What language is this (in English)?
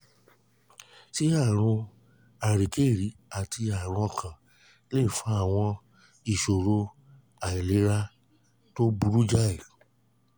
Yoruba